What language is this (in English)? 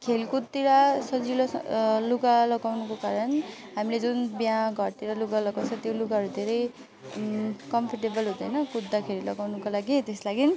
Nepali